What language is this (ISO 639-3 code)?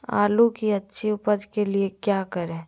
mag